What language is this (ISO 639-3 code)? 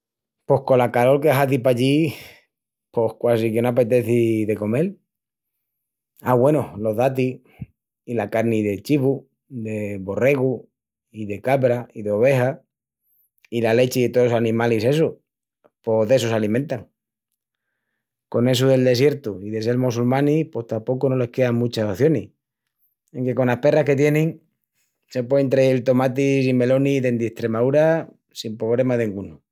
ext